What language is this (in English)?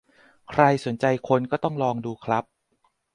Thai